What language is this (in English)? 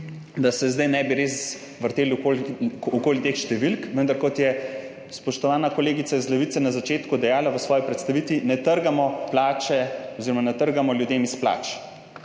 Slovenian